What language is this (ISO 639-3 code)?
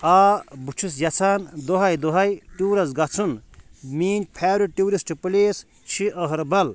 kas